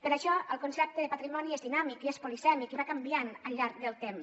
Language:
Catalan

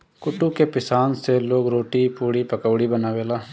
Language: Bhojpuri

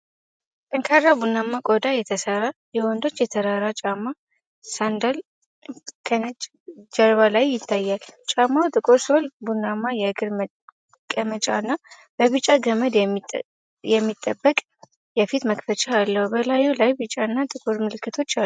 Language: Amharic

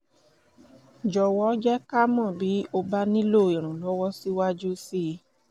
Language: Yoruba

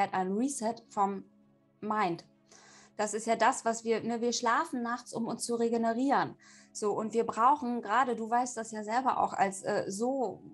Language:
German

